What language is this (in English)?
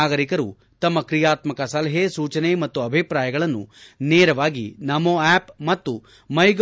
Kannada